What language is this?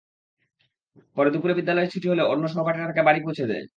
Bangla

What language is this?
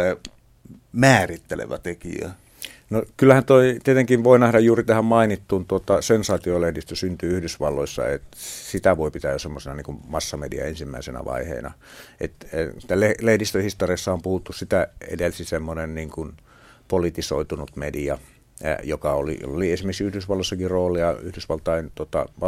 Finnish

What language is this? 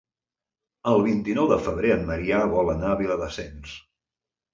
Catalan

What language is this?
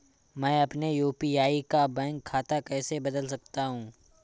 Hindi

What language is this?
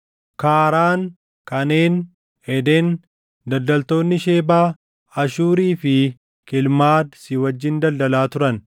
Oromo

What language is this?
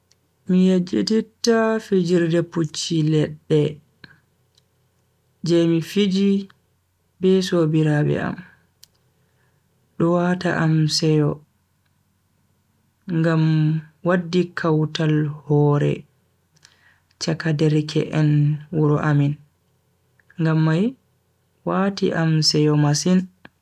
Bagirmi Fulfulde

